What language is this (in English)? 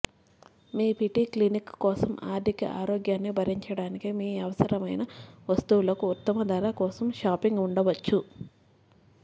Telugu